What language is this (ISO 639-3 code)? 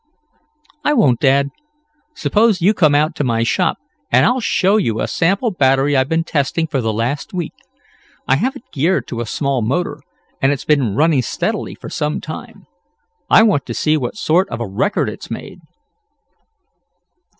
eng